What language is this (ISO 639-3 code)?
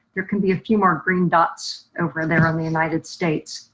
eng